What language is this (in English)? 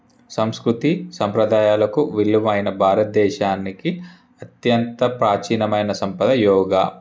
Telugu